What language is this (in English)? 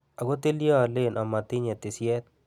Kalenjin